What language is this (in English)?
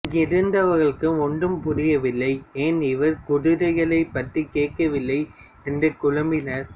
Tamil